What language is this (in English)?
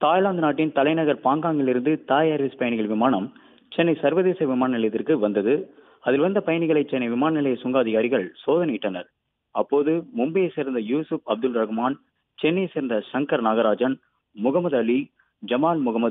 Thai